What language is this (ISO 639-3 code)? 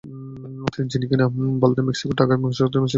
ben